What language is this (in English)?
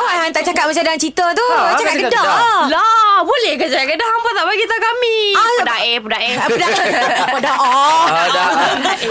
Malay